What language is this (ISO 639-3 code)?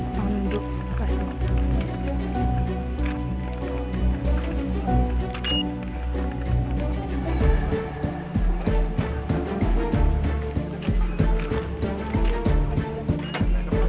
ind